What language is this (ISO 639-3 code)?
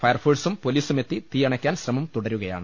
mal